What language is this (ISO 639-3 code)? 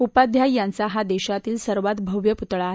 mar